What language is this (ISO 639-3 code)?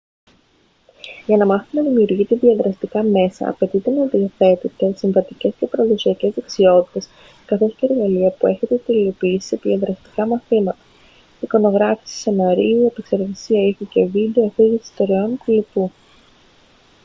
ell